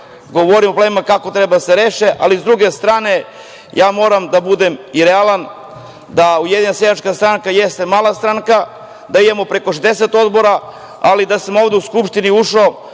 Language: Serbian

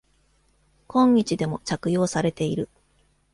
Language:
Japanese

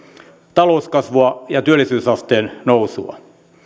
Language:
Finnish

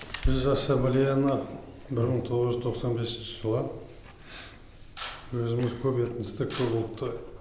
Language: Kazakh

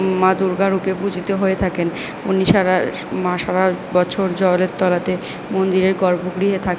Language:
Bangla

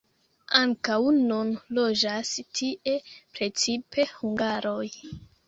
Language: Esperanto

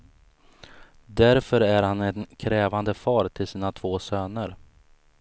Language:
Swedish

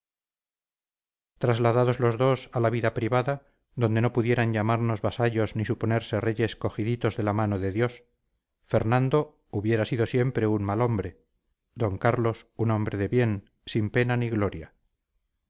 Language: Spanish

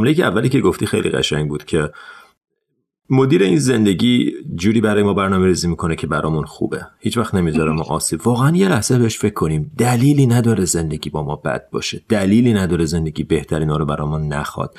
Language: Persian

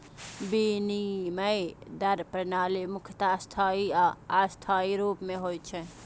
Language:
Maithili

